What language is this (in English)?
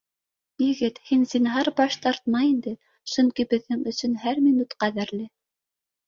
Bashkir